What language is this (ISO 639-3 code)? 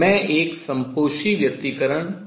hin